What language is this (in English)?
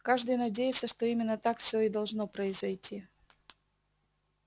Russian